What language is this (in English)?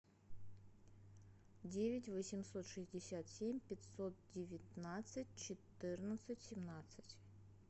Russian